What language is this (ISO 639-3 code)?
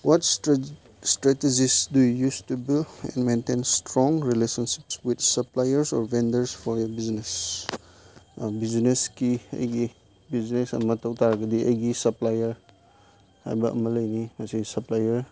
mni